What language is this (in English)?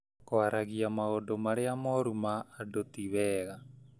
Kikuyu